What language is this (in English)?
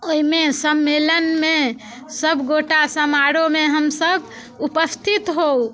Maithili